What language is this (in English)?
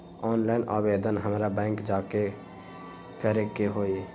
Magahi